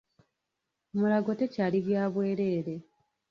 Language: Ganda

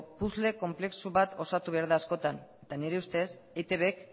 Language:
Basque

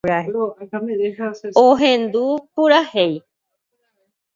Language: Guarani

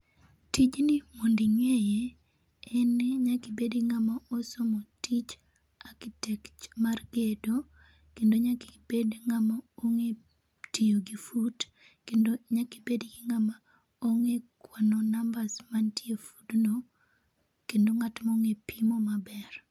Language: Luo (Kenya and Tanzania)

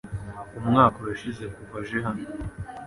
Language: Kinyarwanda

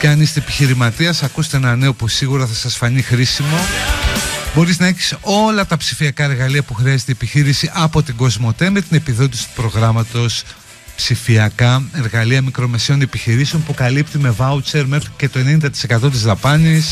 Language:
Greek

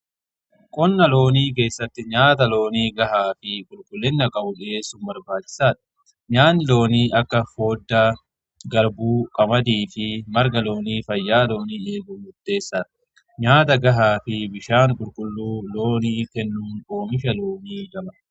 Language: Oromo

